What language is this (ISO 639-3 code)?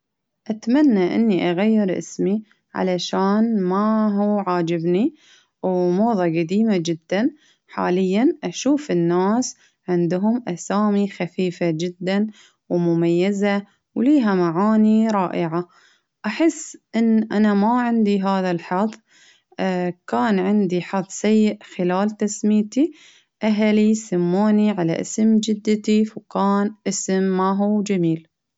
abv